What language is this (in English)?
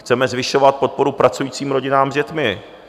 Czech